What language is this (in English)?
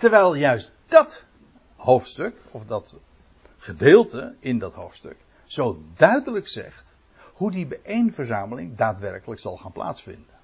Dutch